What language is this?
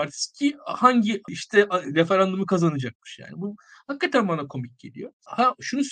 Turkish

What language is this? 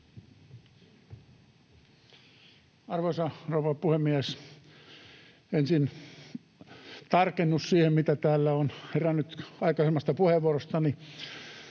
Finnish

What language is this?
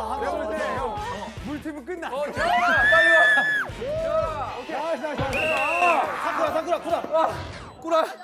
Korean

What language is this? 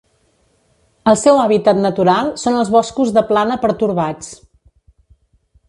Catalan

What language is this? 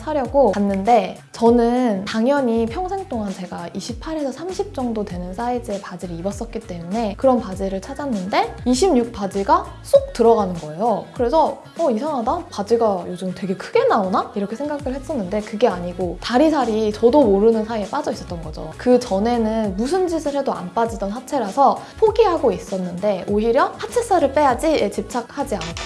Korean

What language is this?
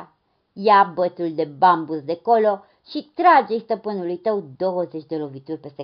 Romanian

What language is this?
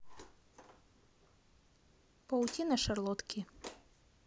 Russian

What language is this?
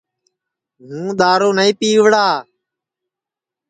Sansi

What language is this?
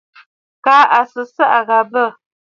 Bafut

